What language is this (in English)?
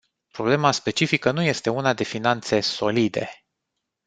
Romanian